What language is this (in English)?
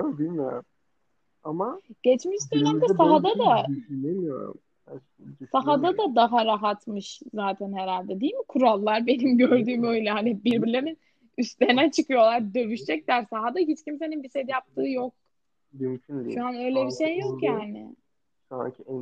Turkish